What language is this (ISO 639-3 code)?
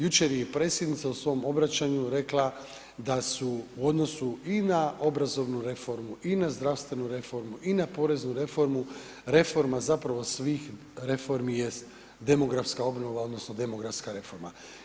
hrv